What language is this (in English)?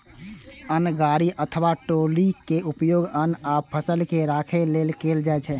Maithili